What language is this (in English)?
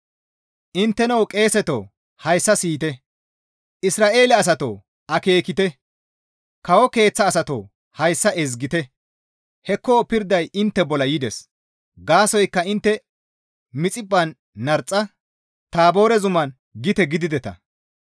Gamo